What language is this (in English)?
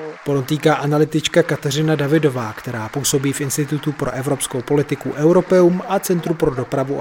Czech